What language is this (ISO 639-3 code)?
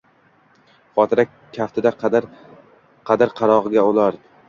uzb